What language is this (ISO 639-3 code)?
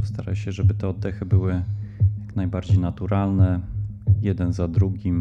pol